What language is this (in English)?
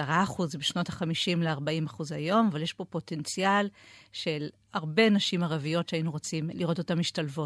Hebrew